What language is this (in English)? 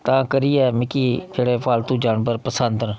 Dogri